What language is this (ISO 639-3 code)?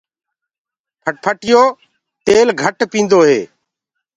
ggg